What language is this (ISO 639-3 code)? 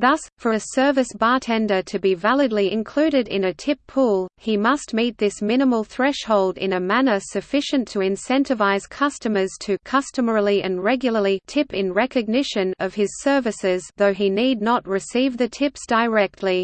eng